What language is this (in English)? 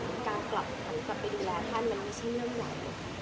Thai